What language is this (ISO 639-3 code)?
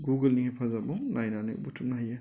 brx